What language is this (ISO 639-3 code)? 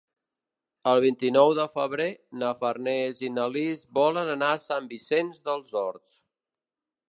cat